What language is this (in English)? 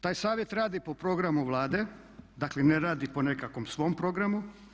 Croatian